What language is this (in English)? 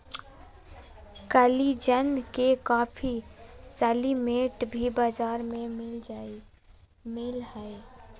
Magahi